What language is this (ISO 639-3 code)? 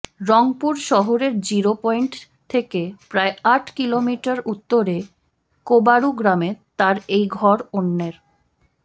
ben